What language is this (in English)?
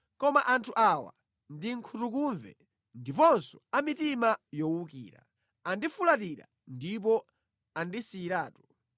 Nyanja